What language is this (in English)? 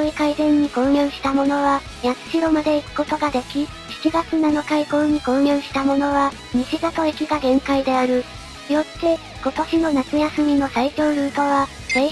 Japanese